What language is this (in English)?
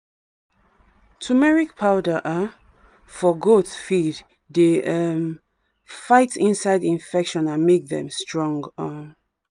Nigerian Pidgin